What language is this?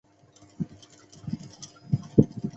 Chinese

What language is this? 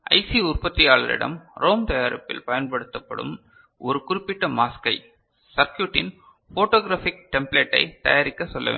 Tamil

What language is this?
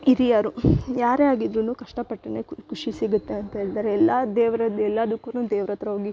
Kannada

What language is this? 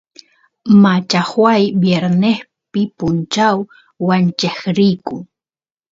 Santiago del Estero Quichua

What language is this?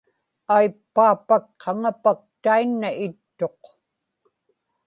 Inupiaq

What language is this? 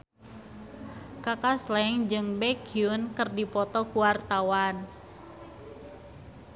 Sundanese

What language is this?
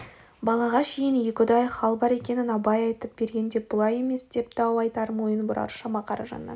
Kazakh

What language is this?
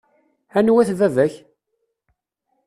Kabyle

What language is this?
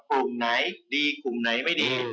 Thai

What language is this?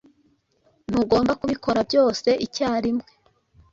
Kinyarwanda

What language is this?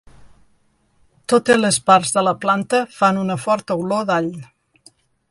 Catalan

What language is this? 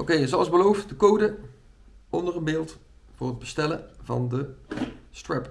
Dutch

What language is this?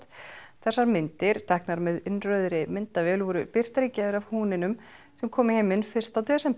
Icelandic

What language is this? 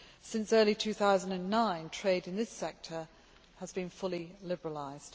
English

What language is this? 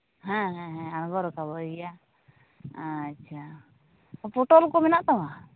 Santali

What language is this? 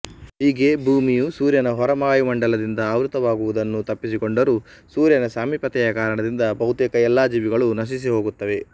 Kannada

